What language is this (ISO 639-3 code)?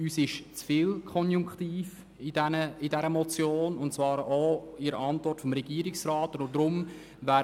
gsw